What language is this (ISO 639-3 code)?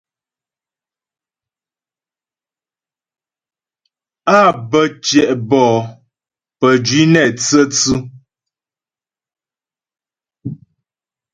bbj